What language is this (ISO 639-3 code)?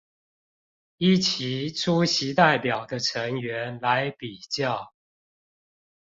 zho